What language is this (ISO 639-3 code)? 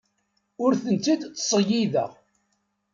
kab